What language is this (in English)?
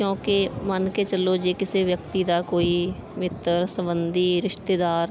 Punjabi